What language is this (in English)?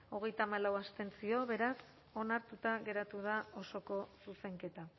Basque